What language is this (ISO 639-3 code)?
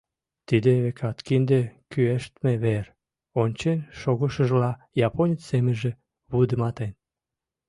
chm